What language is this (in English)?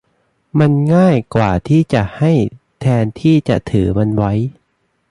Thai